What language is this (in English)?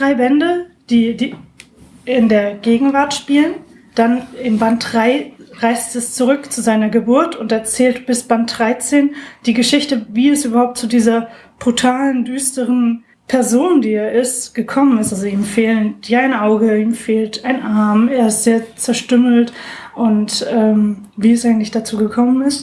German